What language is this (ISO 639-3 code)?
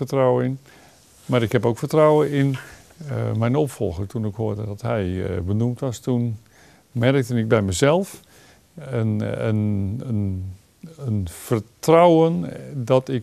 nld